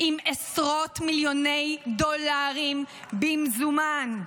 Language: Hebrew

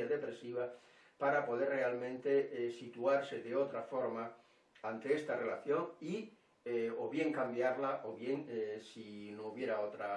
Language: Spanish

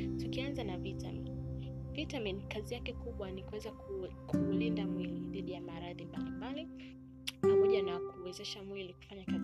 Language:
Swahili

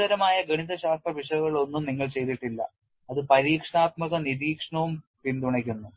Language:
Malayalam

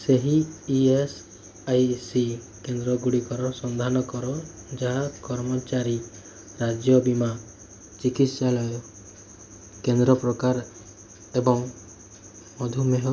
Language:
Odia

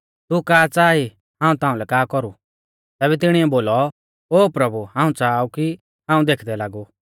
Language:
Mahasu Pahari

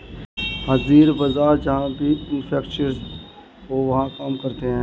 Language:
Hindi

